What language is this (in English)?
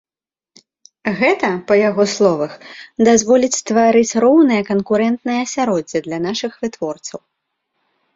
Belarusian